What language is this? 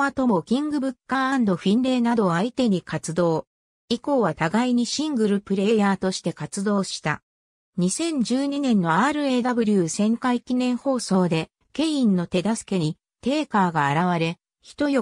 Japanese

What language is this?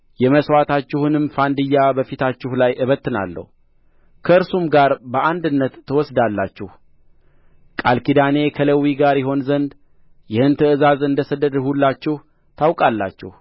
Amharic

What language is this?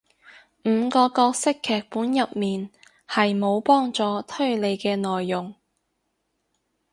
Cantonese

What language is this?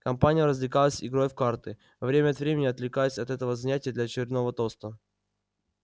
Russian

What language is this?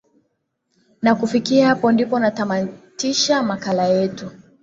Swahili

